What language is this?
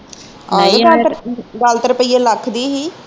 Punjabi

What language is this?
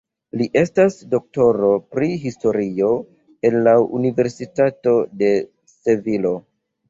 Esperanto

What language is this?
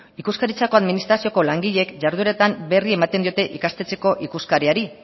Basque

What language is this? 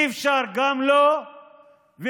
Hebrew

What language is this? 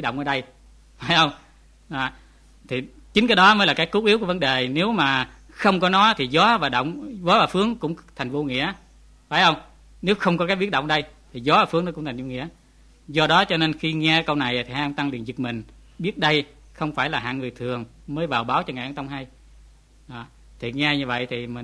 Vietnamese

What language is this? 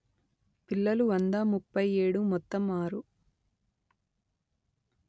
Telugu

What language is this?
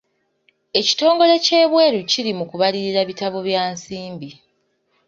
Ganda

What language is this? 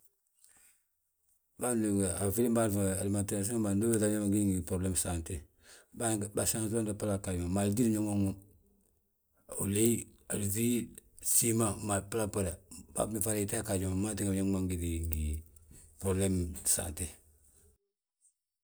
Balanta-Ganja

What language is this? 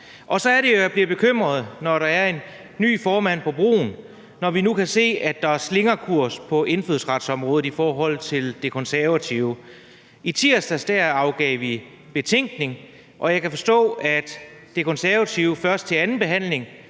Danish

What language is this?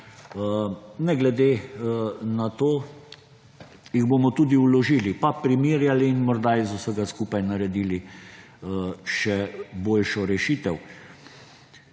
Slovenian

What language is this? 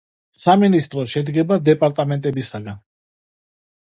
Georgian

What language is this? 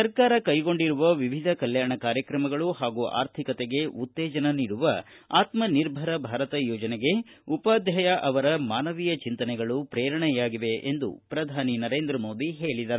Kannada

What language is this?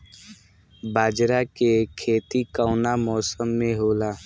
Bhojpuri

